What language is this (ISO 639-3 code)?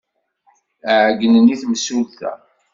kab